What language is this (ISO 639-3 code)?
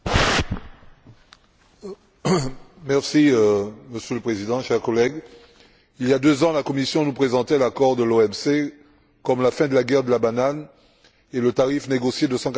fra